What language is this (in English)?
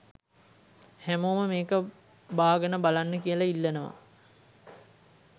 Sinhala